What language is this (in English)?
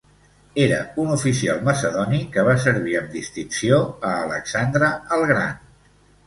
Catalan